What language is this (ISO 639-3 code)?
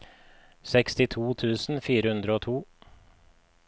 nor